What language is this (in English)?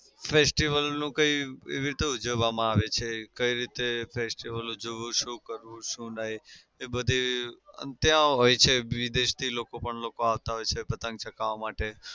Gujarati